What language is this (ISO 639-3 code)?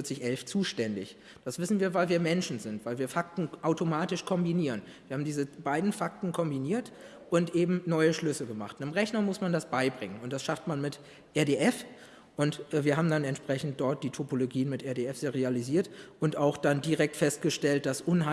deu